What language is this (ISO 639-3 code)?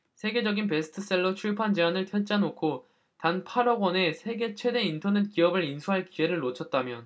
kor